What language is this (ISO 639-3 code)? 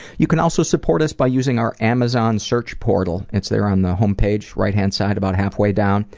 eng